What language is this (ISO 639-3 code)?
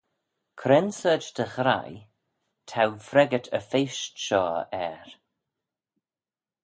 glv